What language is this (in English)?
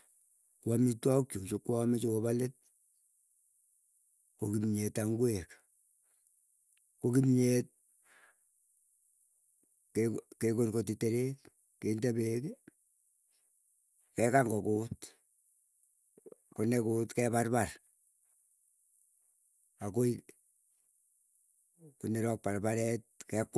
Keiyo